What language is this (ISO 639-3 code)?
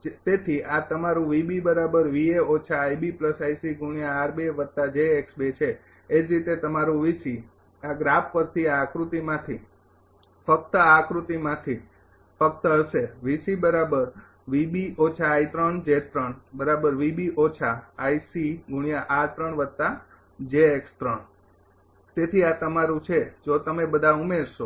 guj